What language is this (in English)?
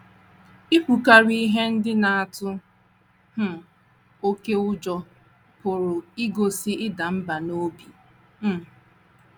Igbo